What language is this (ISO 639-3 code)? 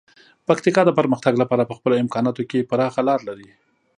pus